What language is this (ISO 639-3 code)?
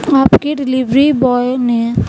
urd